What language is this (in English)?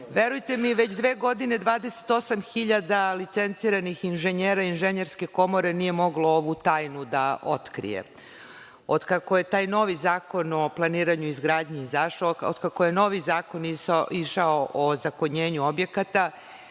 Serbian